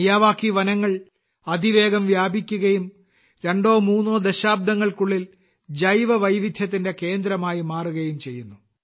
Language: Malayalam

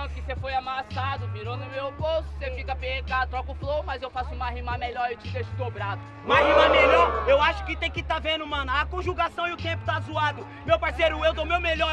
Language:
Portuguese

